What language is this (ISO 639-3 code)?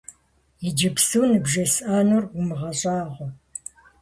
kbd